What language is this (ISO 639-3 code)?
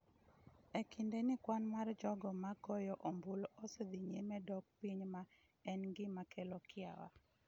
luo